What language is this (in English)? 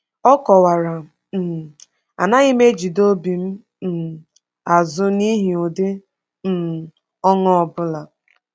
Igbo